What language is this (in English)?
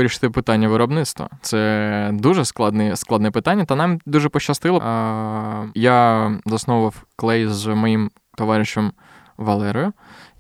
Ukrainian